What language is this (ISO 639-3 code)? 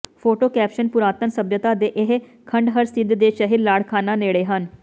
pan